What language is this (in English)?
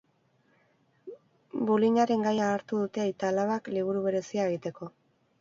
Basque